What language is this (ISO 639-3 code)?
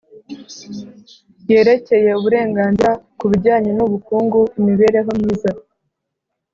kin